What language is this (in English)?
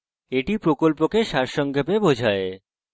Bangla